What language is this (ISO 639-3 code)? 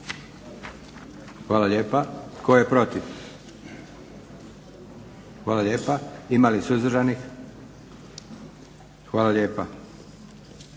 hrv